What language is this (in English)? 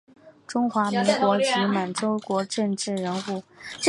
Chinese